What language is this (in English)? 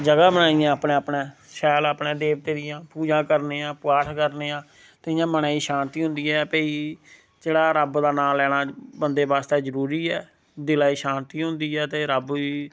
Dogri